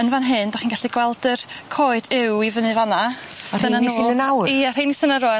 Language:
Welsh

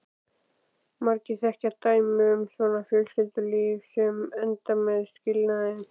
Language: Icelandic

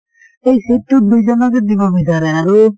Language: Assamese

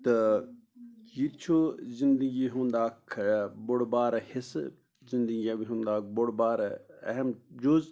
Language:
Kashmiri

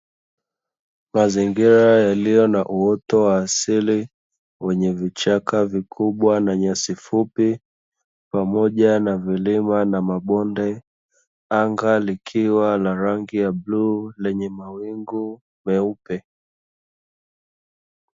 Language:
Swahili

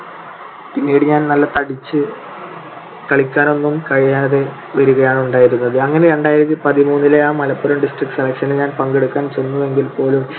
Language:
Malayalam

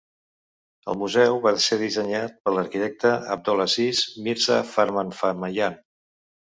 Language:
Catalan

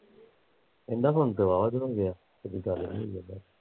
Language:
Punjabi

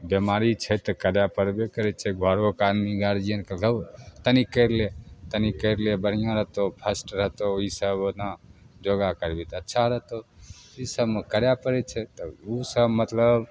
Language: Maithili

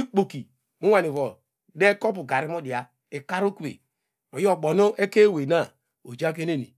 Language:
Degema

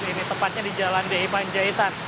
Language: Indonesian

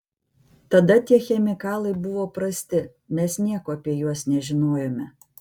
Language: Lithuanian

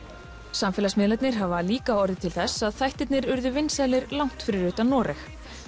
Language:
Icelandic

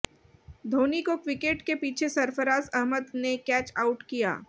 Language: Hindi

